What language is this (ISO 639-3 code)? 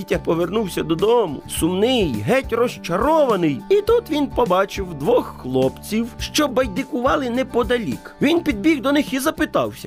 ukr